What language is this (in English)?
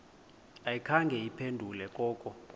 Xhosa